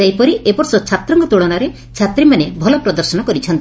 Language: Odia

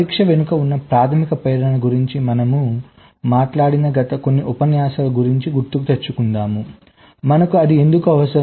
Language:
Telugu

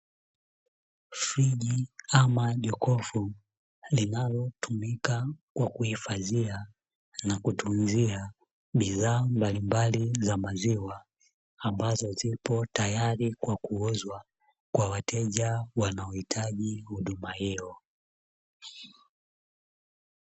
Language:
Swahili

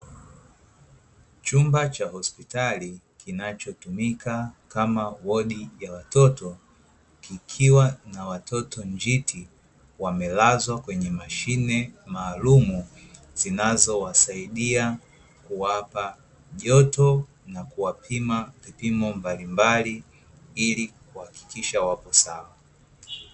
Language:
Swahili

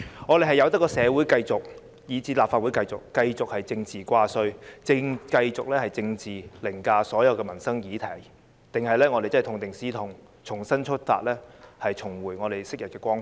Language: Cantonese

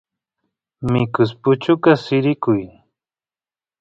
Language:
Santiago del Estero Quichua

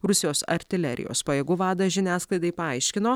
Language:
Lithuanian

